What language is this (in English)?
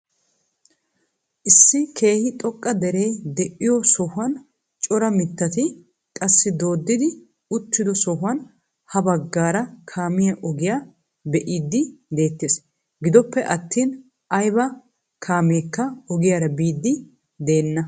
Wolaytta